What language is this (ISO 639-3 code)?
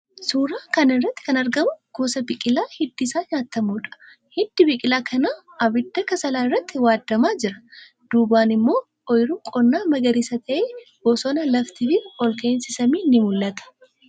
orm